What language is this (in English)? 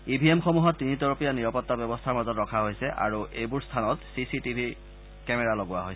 Assamese